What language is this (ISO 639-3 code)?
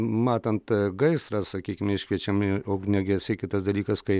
lit